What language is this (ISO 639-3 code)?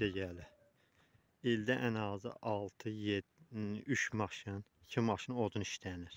tur